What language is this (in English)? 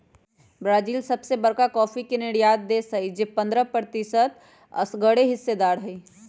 Magahi